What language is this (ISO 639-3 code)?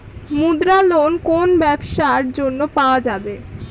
ben